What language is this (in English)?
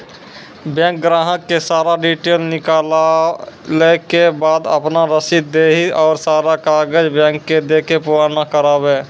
Maithili